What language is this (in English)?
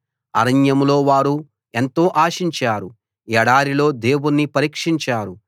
Telugu